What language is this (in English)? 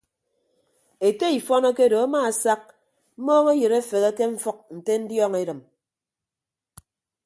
Ibibio